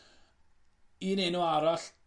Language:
Welsh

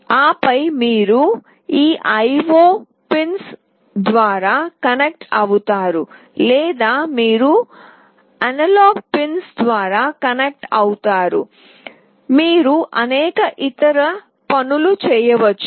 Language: Telugu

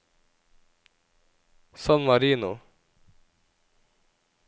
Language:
Norwegian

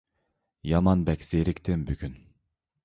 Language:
Uyghur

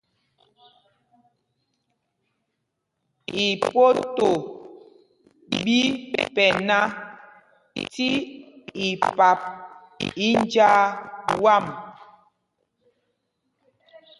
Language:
Mpumpong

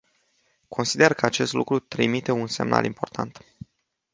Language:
Romanian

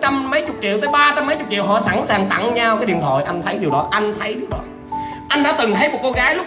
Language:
Vietnamese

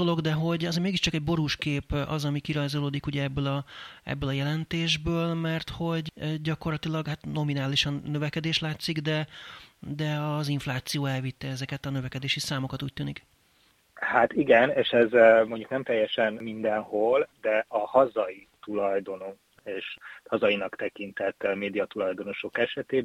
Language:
Hungarian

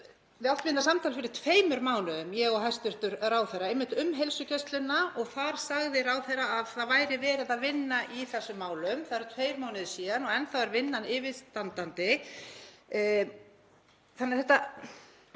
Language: Icelandic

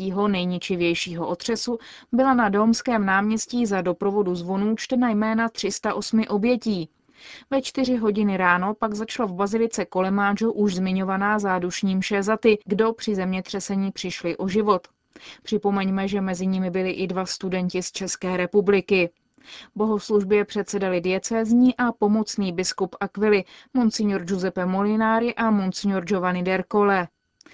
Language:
Czech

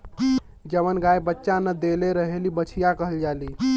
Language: Bhojpuri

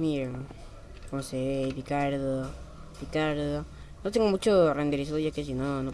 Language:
Spanish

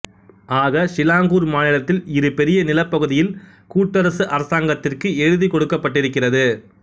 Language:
Tamil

